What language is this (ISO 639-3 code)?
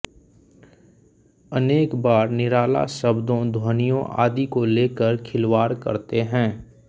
hin